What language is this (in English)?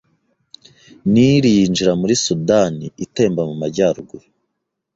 Kinyarwanda